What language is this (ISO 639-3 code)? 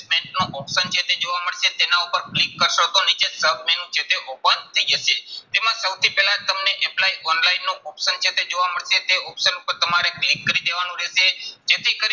guj